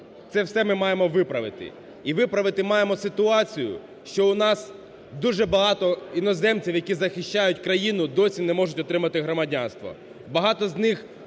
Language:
Ukrainian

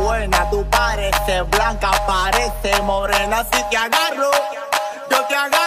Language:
Korean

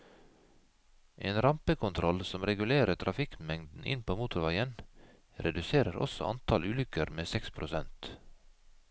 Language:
Norwegian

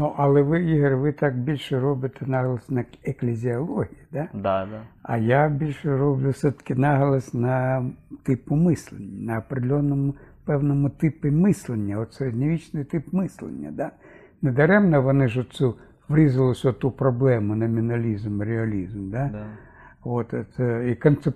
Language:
Ukrainian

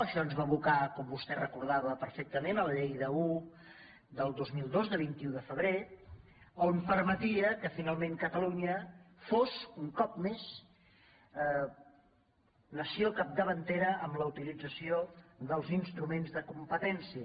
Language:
Catalan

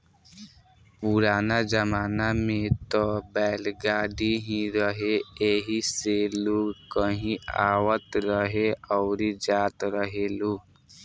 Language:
Bhojpuri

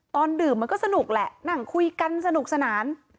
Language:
Thai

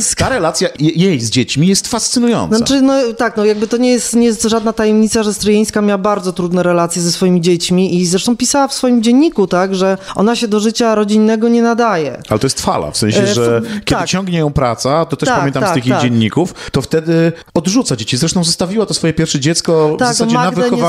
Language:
Polish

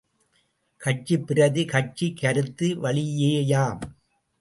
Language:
Tamil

